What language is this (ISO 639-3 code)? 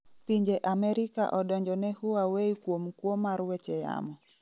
luo